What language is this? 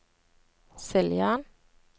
Norwegian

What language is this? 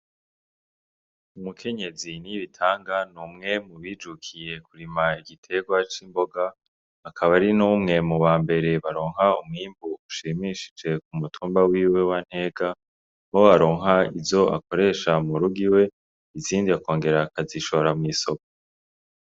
Rundi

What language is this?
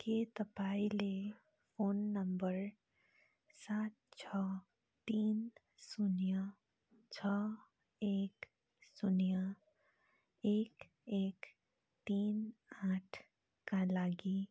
Nepali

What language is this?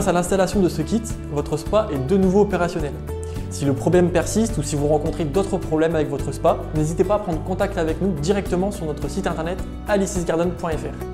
French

